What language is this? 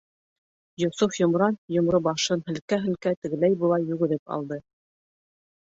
Bashkir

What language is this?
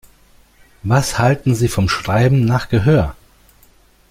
German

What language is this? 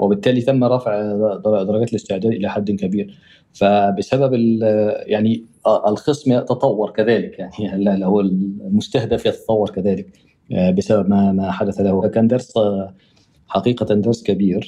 Arabic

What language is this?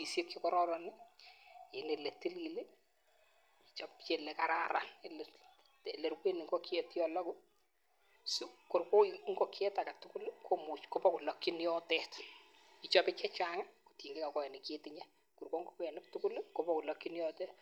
Kalenjin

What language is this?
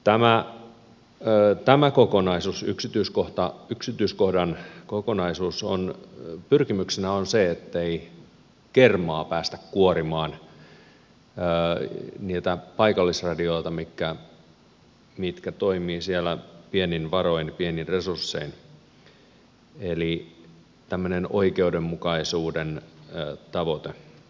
Finnish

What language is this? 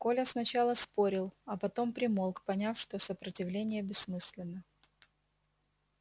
Russian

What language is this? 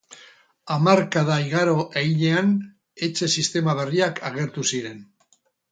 Basque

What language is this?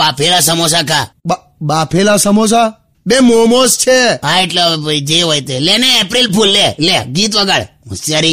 Hindi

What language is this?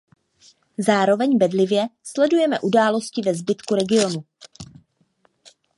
Czech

